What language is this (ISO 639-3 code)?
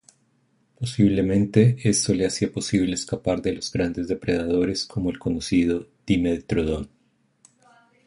spa